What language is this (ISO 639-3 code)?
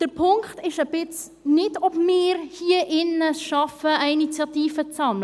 gsw